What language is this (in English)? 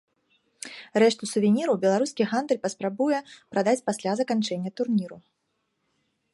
Belarusian